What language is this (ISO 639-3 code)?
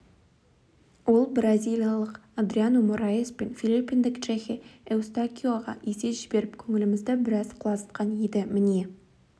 kaz